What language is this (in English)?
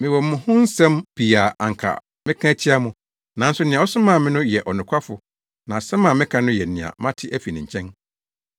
Akan